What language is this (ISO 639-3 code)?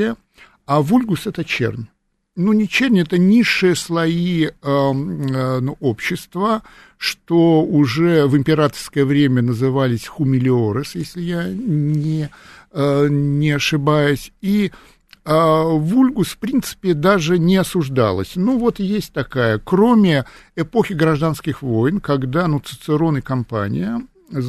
rus